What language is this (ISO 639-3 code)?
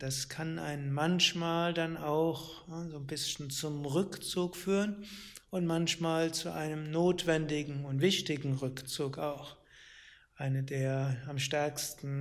deu